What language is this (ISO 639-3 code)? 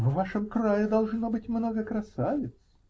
rus